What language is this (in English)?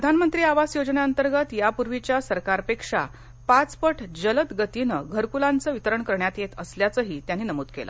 Marathi